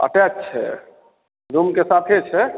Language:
Maithili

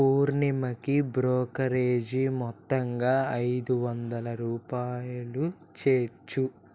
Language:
Telugu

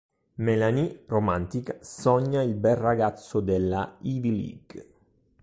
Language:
Italian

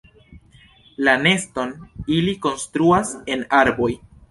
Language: Esperanto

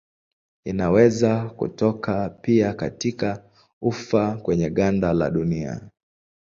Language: Swahili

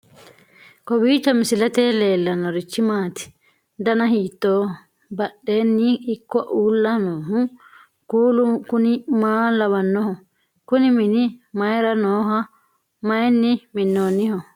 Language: Sidamo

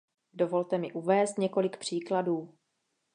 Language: Czech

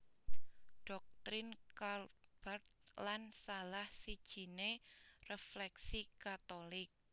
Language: Javanese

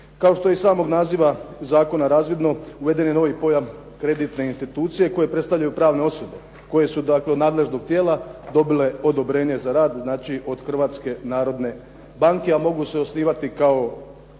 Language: Croatian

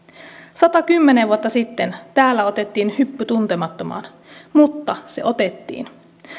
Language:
Finnish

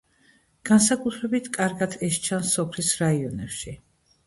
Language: Georgian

